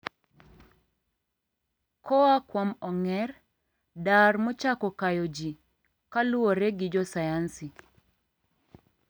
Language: Luo (Kenya and Tanzania)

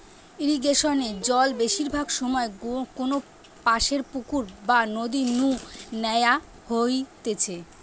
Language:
Bangla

